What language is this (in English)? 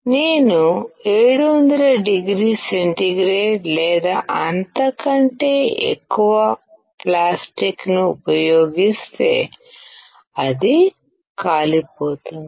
Telugu